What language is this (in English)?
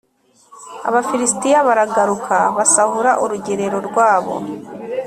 Kinyarwanda